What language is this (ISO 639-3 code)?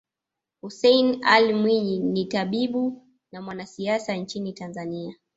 swa